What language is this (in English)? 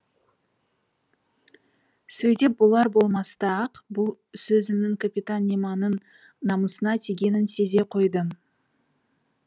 Kazakh